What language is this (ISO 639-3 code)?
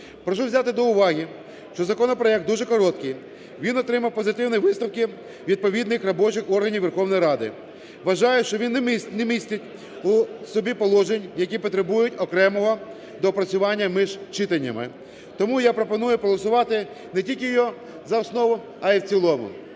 ukr